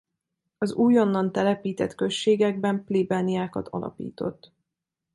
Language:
Hungarian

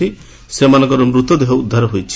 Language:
Odia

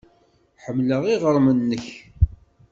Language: Kabyle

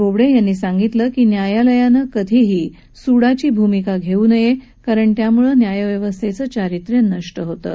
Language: Marathi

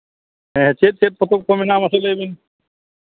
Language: Santali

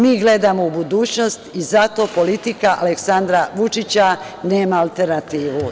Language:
Serbian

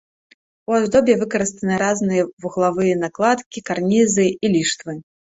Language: Belarusian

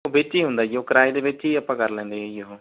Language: Punjabi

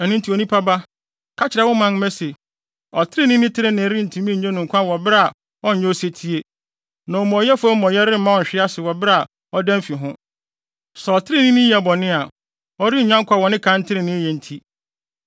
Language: Akan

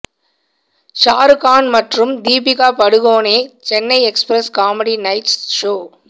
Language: Tamil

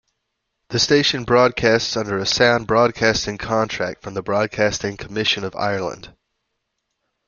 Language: English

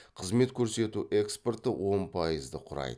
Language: Kazakh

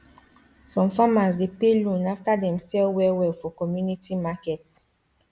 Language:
Nigerian Pidgin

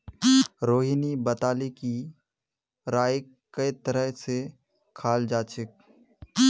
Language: Magahi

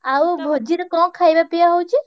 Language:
Odia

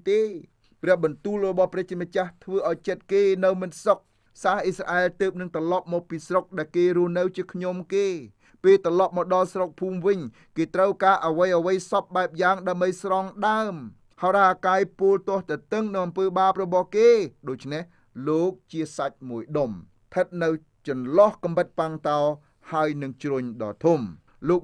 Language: Thai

